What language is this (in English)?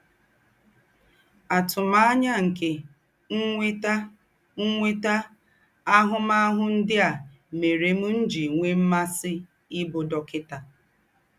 Igbo